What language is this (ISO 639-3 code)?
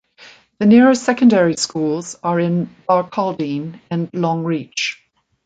eng